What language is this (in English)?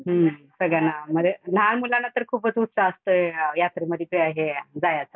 Marathi